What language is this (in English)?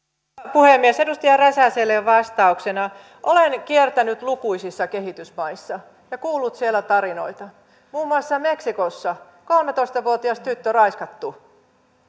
Finnish